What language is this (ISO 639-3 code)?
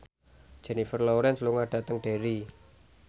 jav